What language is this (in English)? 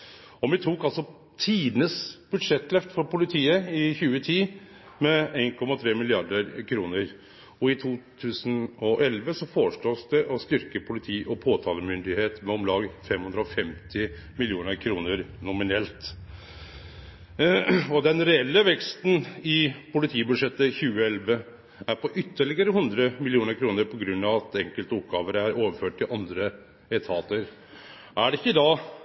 Norwegian Nynorsk